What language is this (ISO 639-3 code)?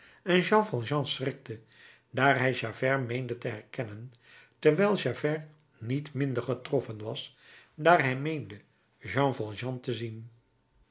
nld